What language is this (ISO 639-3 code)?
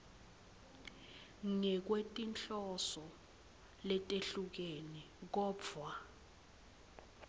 ssw